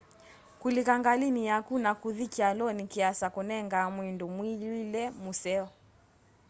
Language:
Kamba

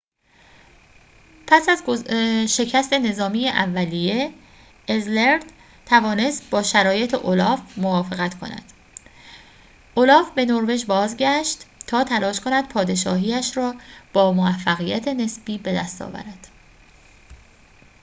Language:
Persian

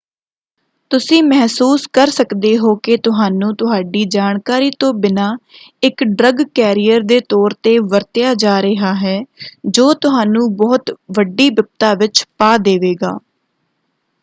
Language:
Punjabi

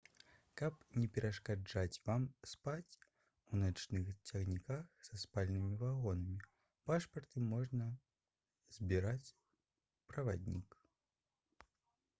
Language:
Belarusian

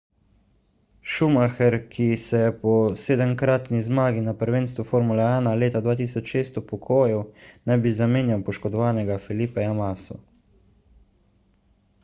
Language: Slovenian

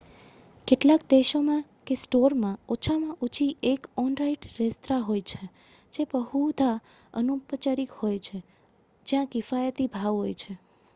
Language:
Gujarati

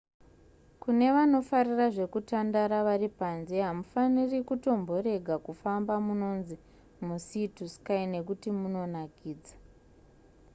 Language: Shona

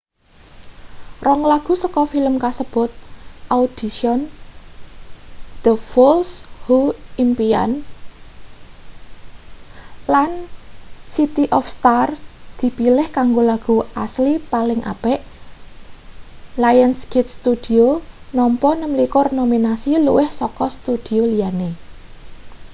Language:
Javanese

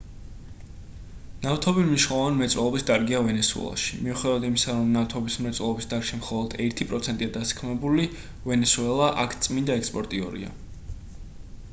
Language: Georgian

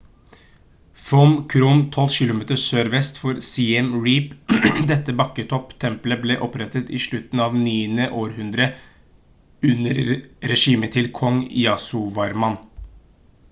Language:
Norwegian Bokmål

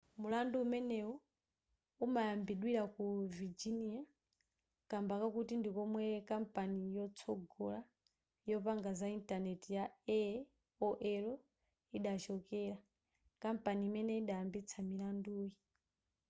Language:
Nyanja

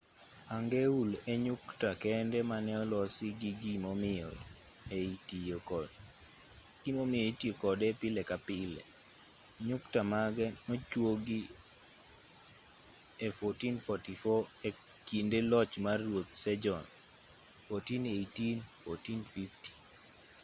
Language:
Luo (Kenya and Tanzania)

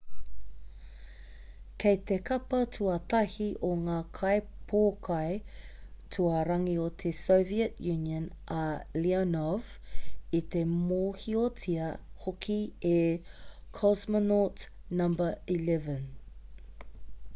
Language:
Māori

